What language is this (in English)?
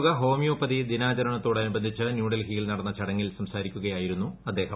Malayalam